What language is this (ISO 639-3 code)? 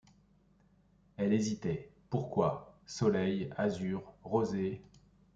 fra